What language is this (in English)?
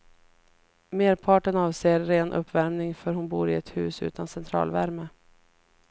Swedish